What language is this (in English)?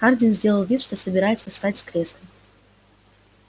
Russian